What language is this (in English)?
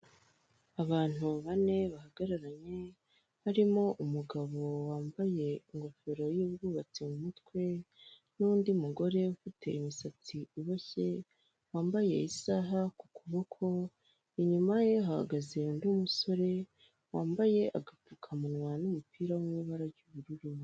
Kinyarwanda